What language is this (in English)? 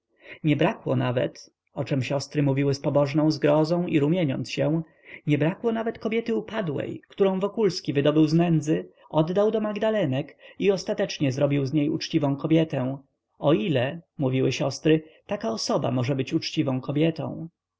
Polish